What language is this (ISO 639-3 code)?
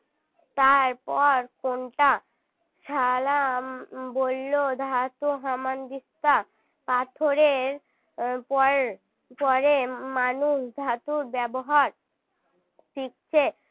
ben